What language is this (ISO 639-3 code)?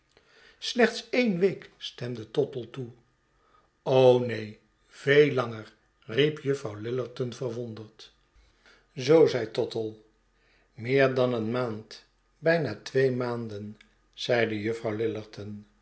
nld